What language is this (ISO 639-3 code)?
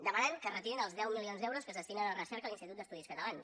cat